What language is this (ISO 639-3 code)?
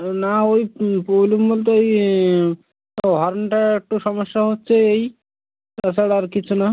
ben